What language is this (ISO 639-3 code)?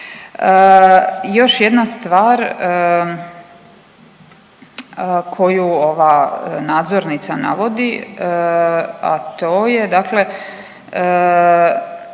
hrv